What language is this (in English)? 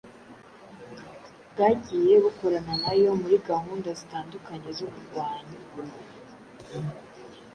Kinyarwanda